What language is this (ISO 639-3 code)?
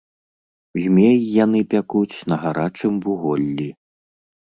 bel